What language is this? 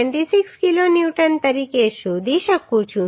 Gujarati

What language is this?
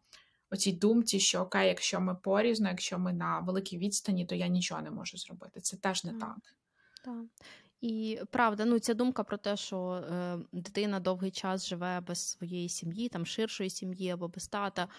Ukrainian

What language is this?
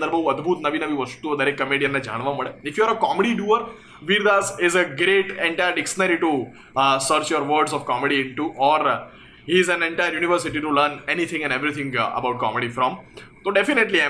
Gujarati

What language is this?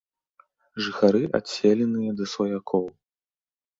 Belarusian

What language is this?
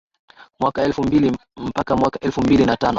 Swahili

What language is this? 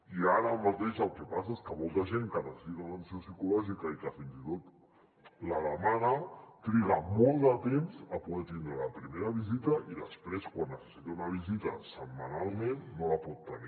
Catalan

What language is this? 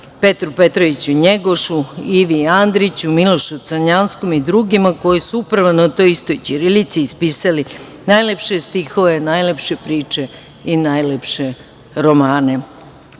Serbian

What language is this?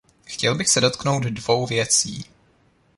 Czech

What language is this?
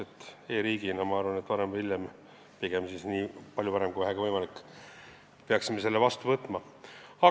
Estonian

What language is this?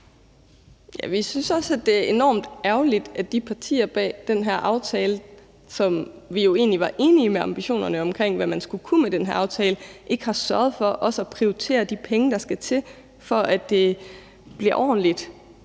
Danish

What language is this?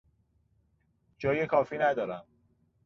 Persian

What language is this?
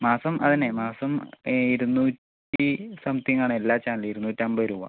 Malayalam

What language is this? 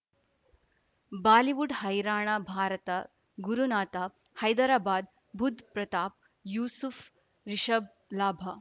Kannada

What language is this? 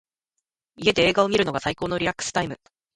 Japanese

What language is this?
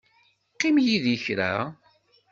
Kabyle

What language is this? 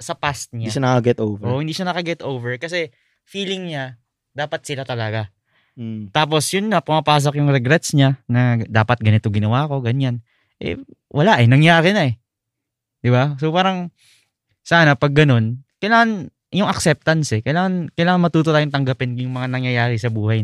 Filipino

